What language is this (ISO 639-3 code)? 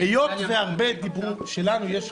heb